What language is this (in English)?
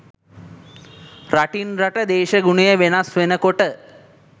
Sinhala